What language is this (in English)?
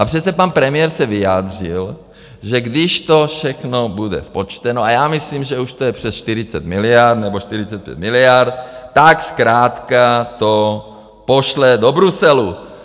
Czech